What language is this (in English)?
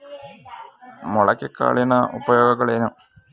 Kannada